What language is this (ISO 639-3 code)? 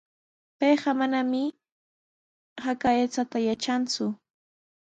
qws